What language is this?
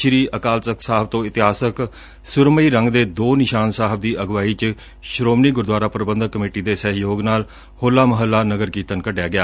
Punjabi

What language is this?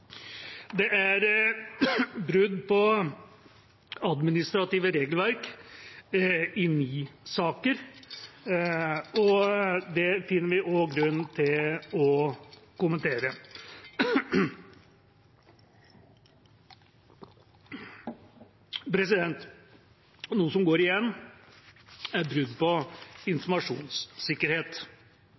Norwegian Bokmål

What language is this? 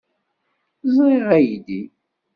Kabyle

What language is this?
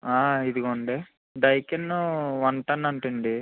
Telugu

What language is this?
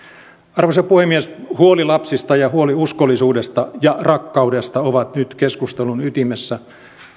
Finnish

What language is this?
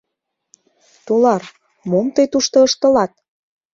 Mari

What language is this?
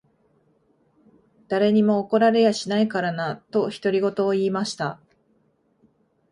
Japanese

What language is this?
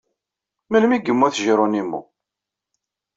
Kabyle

